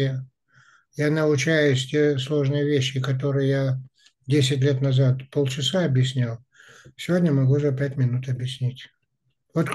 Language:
Russian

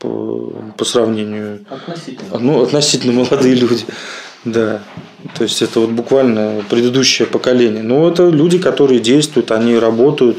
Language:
Russian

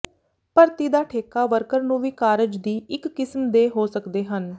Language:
Punjabi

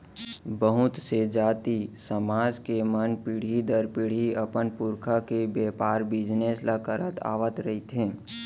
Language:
Chhattisgarhi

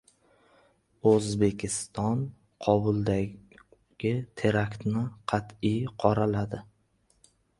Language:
Uzbek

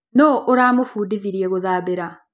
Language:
Kikuyu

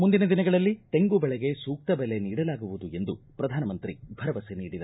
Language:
Kannada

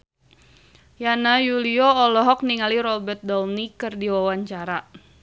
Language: Sundanese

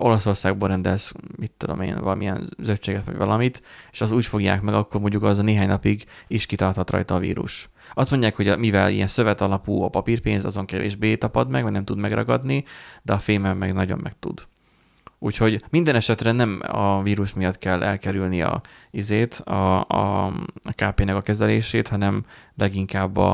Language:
Hungarian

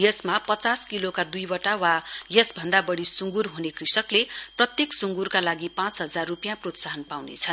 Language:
Nepali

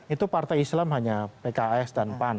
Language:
Indonesian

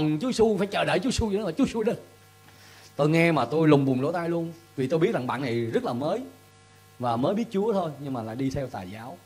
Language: Vietnamese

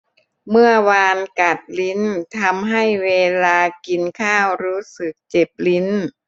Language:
Thai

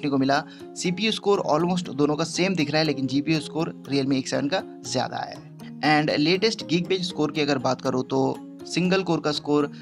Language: Hindi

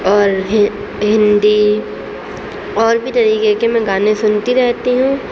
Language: Urdu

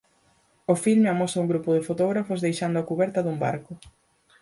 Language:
Galician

